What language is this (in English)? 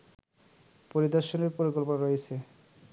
Bangla